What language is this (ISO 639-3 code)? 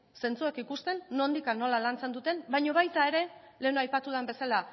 eus